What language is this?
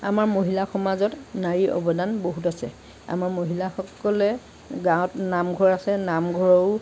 Assamese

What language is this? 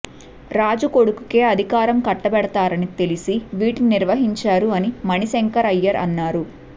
Telugu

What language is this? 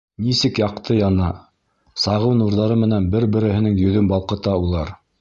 Bashkir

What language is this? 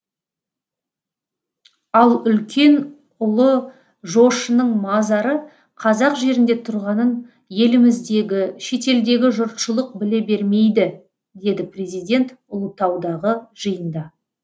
Kazakh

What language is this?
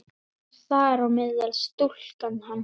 Icelandic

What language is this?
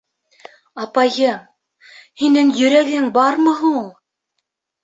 Bashkir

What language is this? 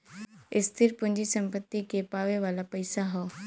Bhojpuri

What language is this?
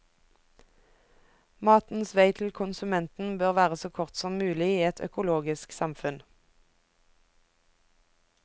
Norwegian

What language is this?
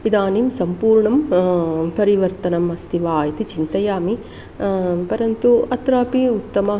Sanskrit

